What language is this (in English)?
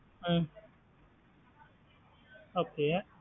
Tamil